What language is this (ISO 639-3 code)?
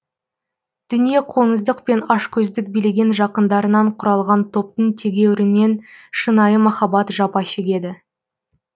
kaz